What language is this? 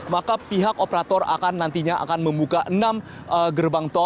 Indonesian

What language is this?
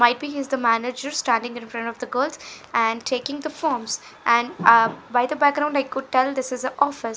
English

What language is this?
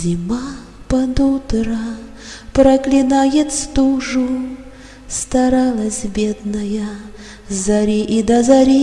Russian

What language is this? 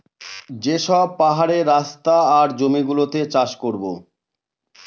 Bangla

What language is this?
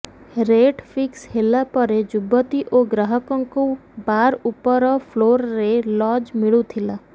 Odia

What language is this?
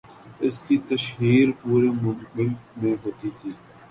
Urdu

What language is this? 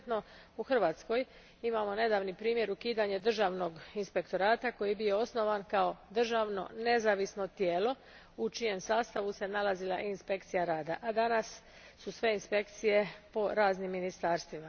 Croatian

